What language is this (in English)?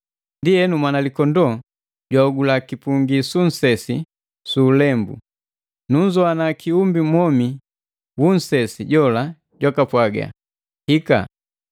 Matengo